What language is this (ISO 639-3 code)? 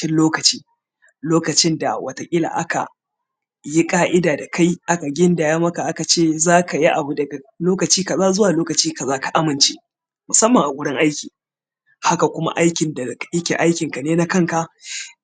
hau